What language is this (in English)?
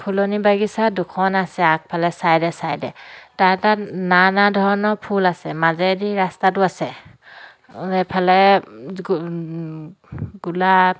Assamese